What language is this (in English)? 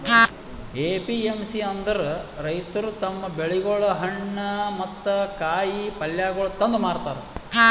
Kannada